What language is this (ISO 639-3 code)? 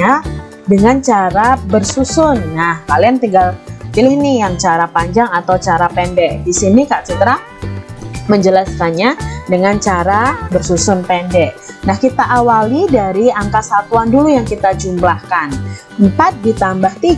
ind